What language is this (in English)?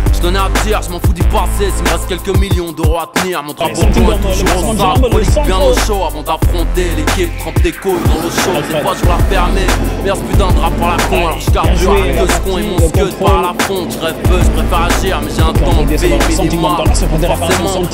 French